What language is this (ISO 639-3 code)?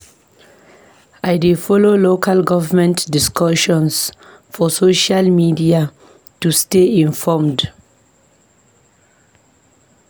pcm